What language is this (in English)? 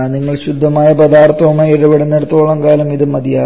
Malayalam